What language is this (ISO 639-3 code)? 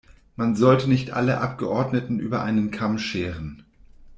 deu